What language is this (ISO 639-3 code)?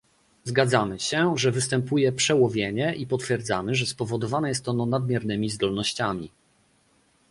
pol